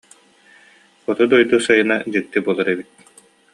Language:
Yakut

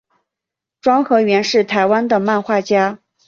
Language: Chinese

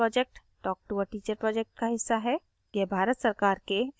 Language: Hindi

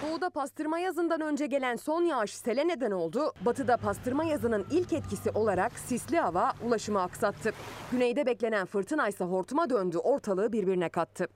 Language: Turkish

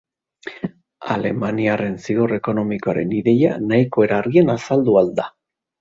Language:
Basque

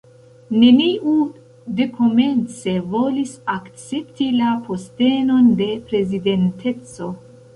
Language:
Esperanto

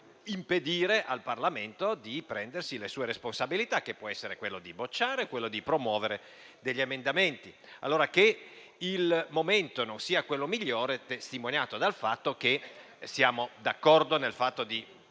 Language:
Italian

